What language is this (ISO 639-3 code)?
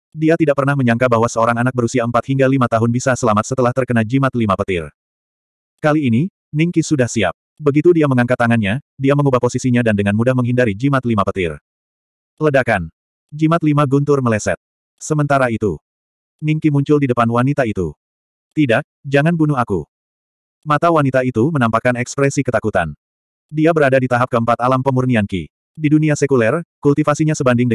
ind